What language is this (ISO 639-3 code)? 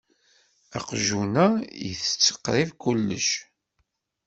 kab